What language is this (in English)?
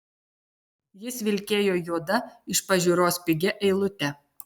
Lithuanian